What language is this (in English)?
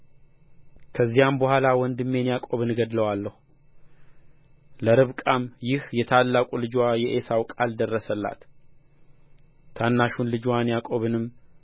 Amharic